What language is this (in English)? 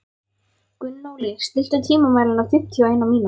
Icelandic